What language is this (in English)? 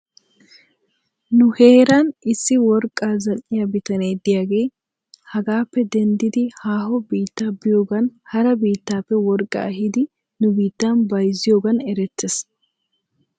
Wolaytta